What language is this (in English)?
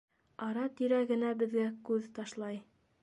Bashkir